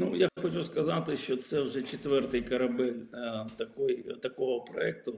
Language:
Ukrainian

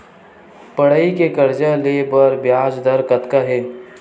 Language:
Chhattisgarhi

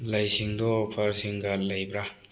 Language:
Manipuri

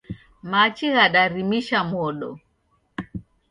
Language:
Taita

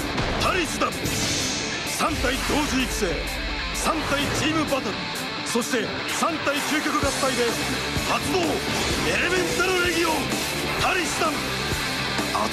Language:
Japanese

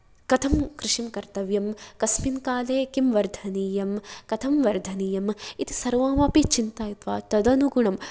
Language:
Sanskrit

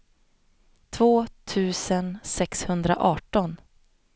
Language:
Swedish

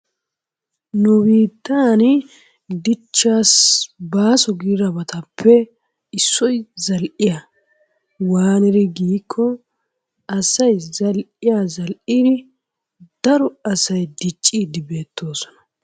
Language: Wolaytta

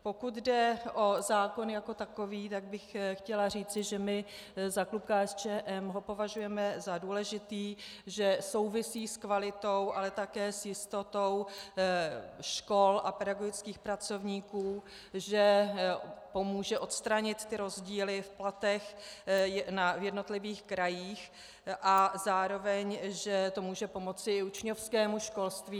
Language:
Czech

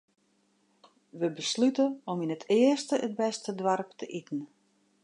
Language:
Western Frisian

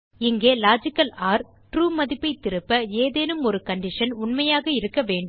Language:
Tamil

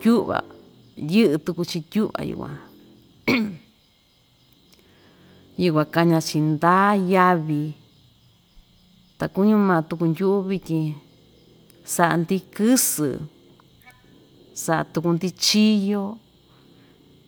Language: Ixtayutla Mixtec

